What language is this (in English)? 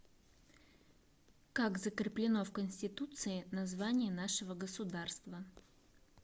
Russian